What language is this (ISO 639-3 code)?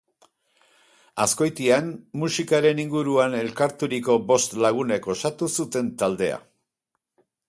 eus